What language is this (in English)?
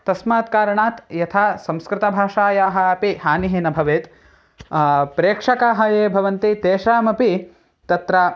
Sanskrit